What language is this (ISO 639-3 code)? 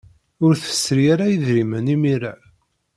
kab